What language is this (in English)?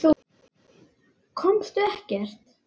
Icelandic